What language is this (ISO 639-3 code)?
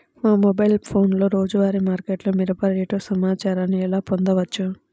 tel